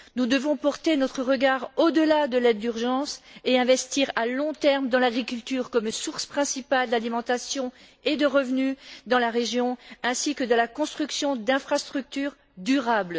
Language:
French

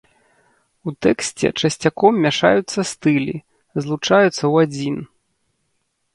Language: Belarusian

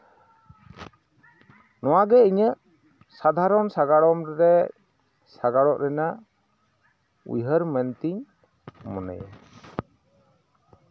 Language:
Santali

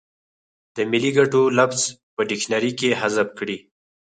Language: Pashto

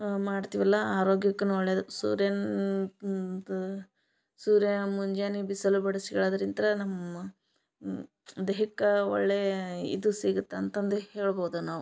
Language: Kannada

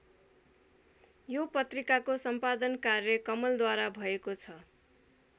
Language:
Nepali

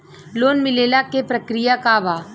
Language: Bhojpuri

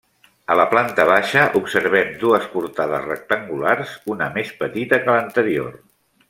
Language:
Catalan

